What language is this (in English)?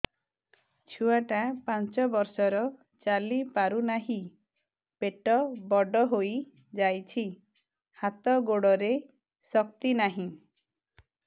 Odia